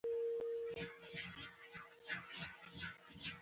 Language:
Pashto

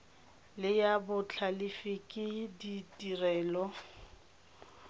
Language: Tswana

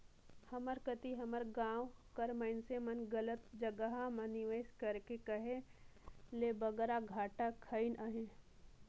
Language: Chhattisgarhi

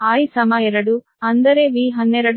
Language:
Kannada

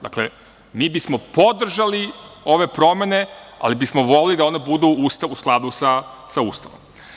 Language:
Serbian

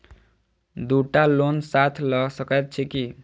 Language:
Maithili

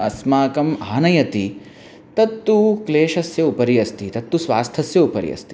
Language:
Sanskrit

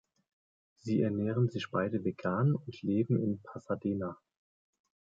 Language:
German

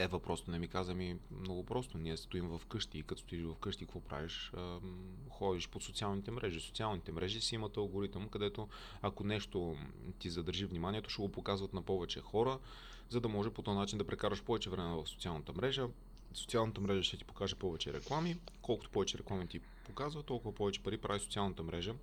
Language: Bulgarian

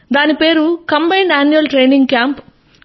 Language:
Telugu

